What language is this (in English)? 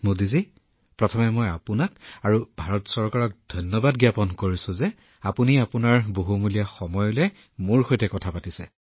Assamese